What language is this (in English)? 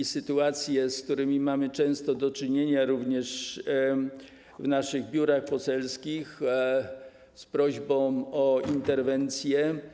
Polish